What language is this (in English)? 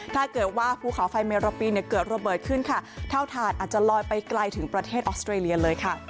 Thai